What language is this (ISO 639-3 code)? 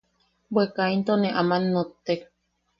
yaq